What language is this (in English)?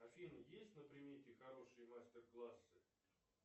Russian